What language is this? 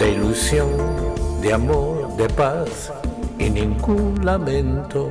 Spanish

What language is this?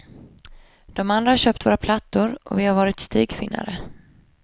Swedish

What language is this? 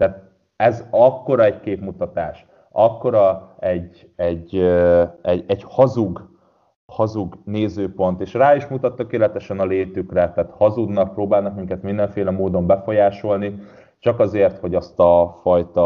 Hungarian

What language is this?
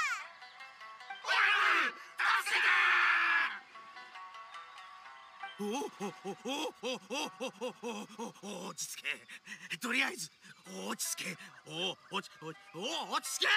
Japanese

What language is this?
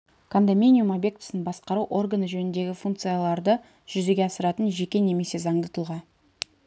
Kazakh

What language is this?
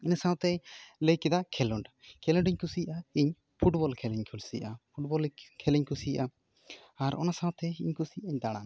Santali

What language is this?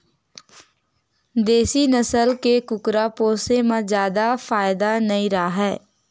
Chhattisgarhi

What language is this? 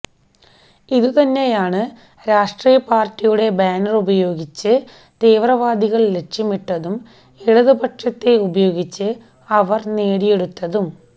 Malayalam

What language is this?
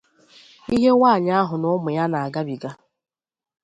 Igbo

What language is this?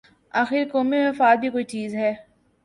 Urdu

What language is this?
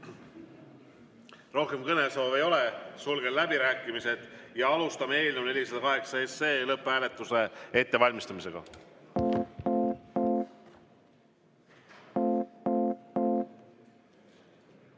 Estonian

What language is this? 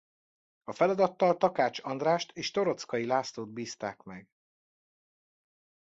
Hungarian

